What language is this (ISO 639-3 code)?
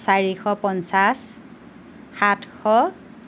asm